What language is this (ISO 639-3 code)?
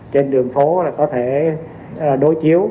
vie